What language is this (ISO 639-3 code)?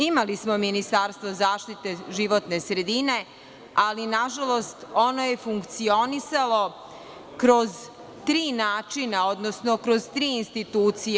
srp